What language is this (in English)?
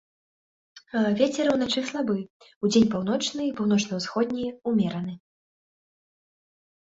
Belarusian